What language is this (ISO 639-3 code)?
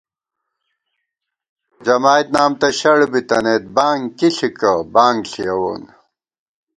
gwt